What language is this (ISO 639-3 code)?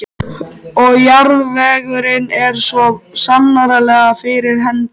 isl